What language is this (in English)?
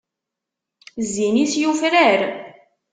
Kabyle